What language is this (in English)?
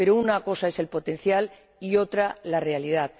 Spanish